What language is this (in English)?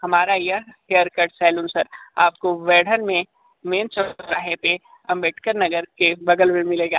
Hindi